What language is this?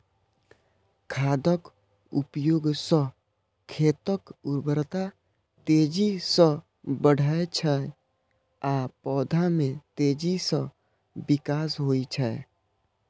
Maithili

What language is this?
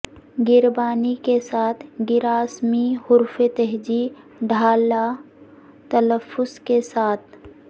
Urdu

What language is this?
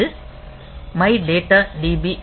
Tamil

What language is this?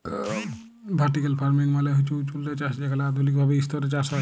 Bangla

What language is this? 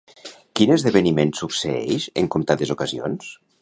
Catalan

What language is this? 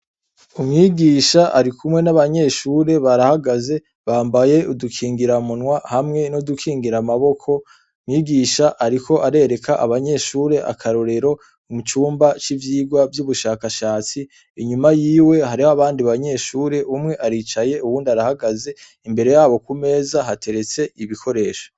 Rundi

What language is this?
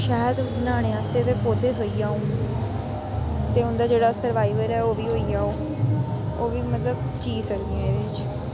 Dogri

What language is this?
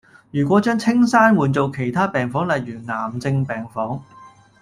Cantonese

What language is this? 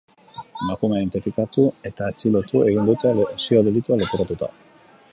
Basque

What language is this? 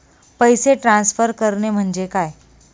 Marathi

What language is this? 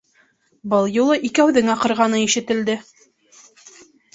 Bashkir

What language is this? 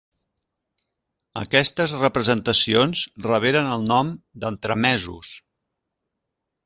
Catalan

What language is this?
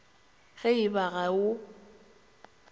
Northern Sotho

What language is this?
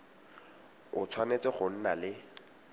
Tswana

